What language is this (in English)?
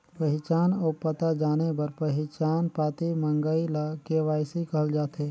Chhattisgarhi